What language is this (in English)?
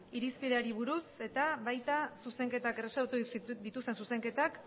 Basque